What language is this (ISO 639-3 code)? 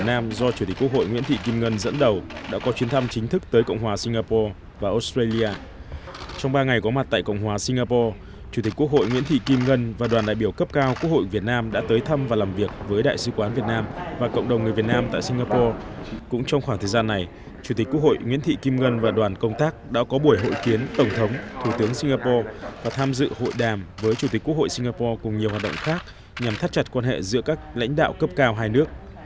vie